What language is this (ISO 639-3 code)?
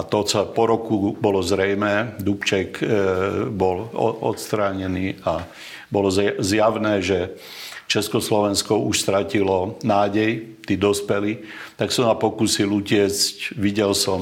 slk